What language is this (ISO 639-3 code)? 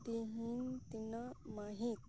sat